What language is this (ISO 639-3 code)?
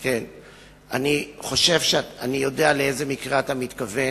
heb